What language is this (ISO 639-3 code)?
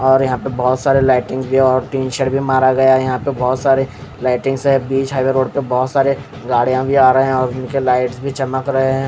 hin